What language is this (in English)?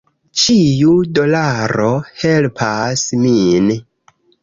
Esperanto